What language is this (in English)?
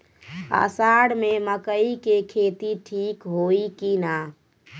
Bhojpuri